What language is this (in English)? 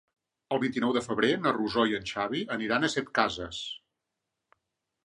Catalan